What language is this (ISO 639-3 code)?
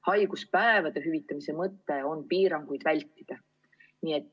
est